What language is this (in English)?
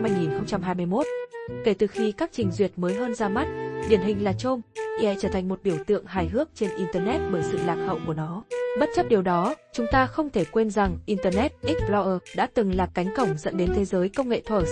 Vietnamese